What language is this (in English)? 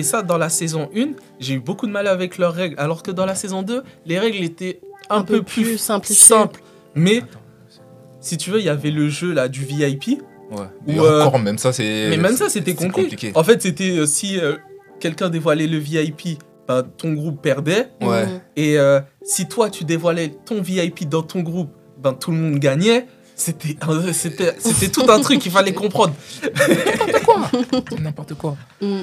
French